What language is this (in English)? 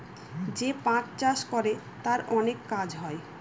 Bangla